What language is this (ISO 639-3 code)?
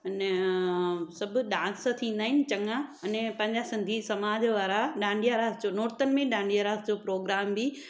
snd